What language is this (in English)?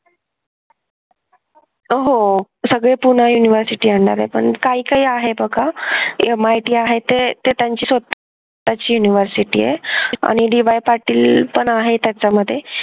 Marathi